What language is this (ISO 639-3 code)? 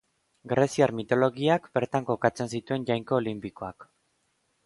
eus